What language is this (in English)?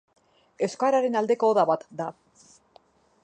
Basque